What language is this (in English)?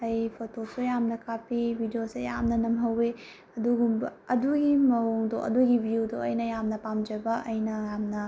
Manipuri